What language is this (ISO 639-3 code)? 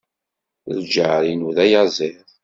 kab